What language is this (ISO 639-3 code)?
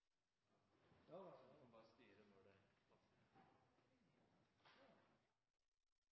nob